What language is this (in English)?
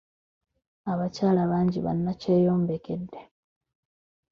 Ganda